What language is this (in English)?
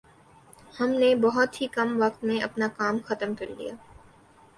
Urdu